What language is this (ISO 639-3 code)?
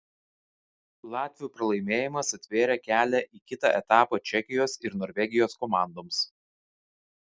lit